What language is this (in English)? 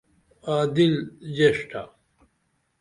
Dameli